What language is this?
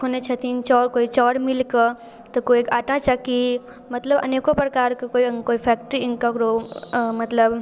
Maithili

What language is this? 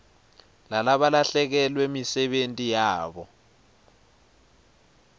Swati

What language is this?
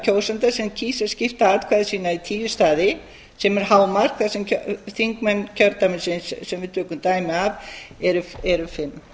Icelandic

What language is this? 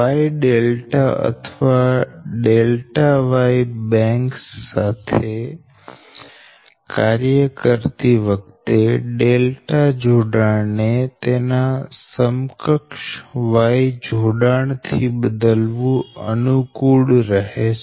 Gujarati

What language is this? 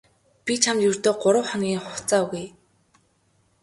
Mongolian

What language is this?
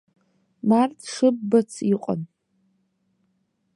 Abkhazian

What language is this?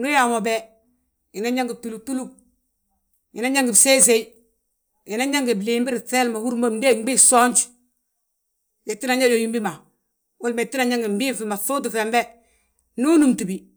Balanta-Ganja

